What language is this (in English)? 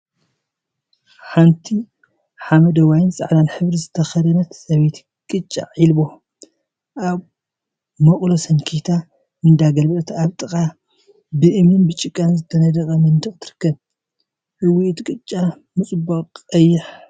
Tigrinya